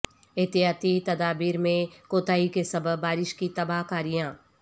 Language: Urdu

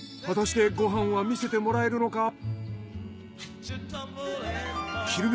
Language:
Japanese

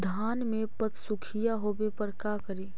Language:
Magahi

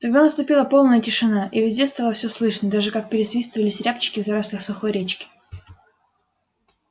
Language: Russian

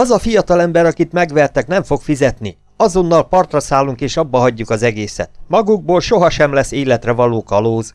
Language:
Hungarian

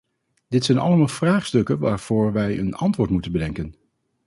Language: Dutch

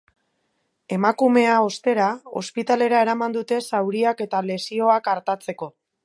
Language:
Basque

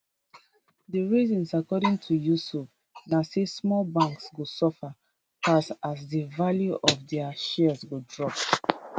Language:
Nigerian Pidgin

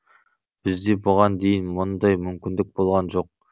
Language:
Kazakh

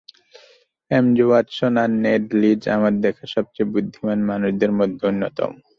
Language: Bangla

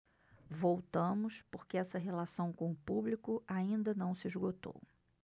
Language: Portuguese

